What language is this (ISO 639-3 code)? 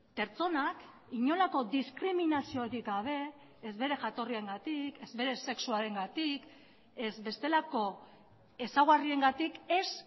eus